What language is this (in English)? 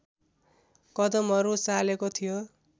Nepali